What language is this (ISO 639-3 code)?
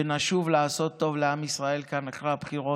heb